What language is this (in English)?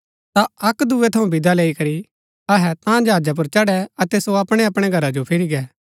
Gaddi